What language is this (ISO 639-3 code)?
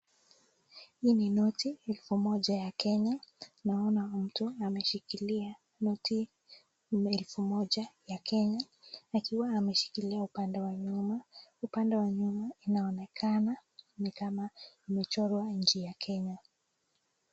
swa